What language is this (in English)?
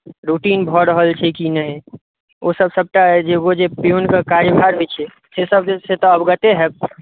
Maithili